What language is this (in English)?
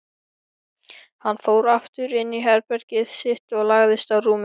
Icelandic